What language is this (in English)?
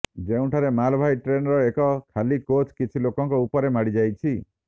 Odia